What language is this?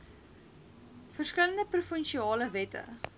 Afrikaans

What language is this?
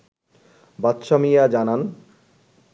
Bangla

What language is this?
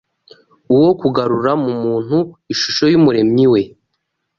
Kinyarwanda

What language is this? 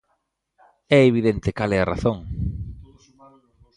Galician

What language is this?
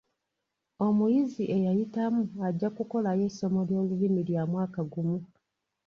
Ganda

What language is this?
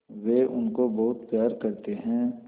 Hindi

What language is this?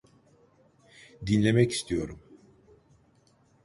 Turkish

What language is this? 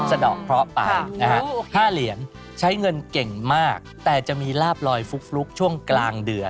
Thai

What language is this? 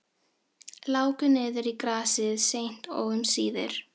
Icelandic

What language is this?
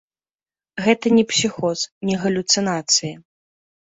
Belarusian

